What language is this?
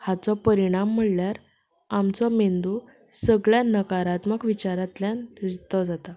Konkani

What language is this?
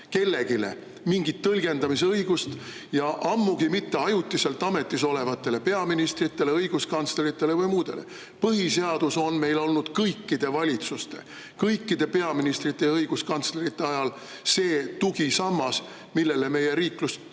Estonian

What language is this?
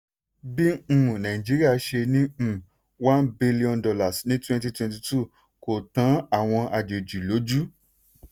Yoruba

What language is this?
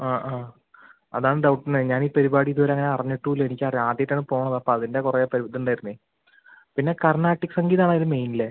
Malayalam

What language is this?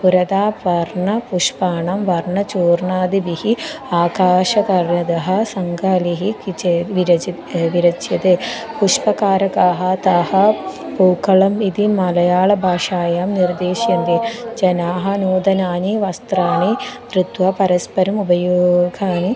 Sanskrit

